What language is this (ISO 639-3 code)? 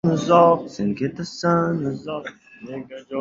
uzb